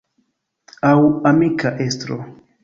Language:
Esperanto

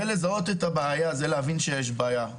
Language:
Hebrew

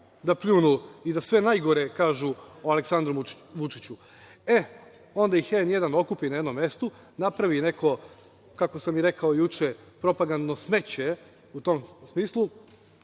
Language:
Serbian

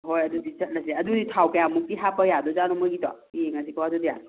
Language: Manipuri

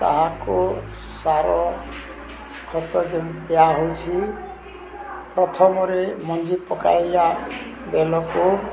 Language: Odia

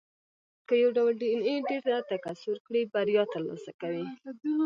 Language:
Pashto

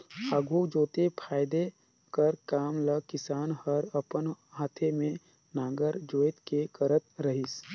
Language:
Chhattisgarhi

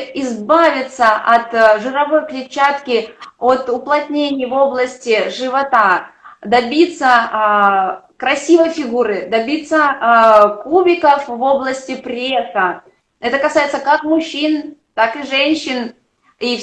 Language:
Russian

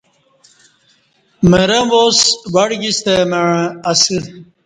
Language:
Kati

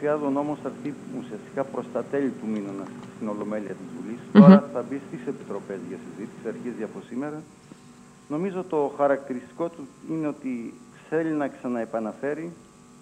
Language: Greek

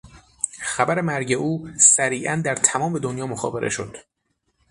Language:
Persian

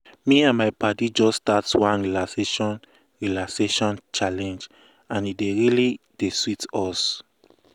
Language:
Nigerian Pidgin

